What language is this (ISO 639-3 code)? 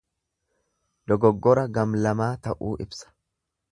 orm